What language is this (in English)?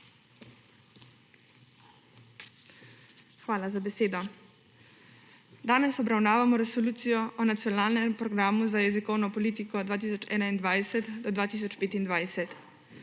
Slovenian